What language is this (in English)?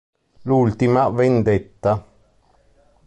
Italian